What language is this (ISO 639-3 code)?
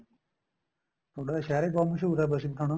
pan